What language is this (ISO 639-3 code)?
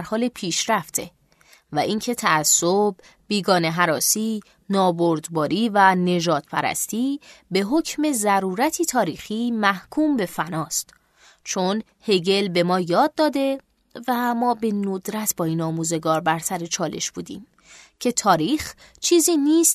fas